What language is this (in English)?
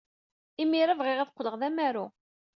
Kabyle